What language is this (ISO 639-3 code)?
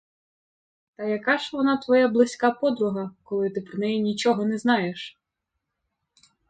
ukr